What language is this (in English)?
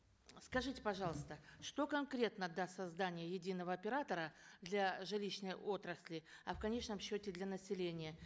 Kazakh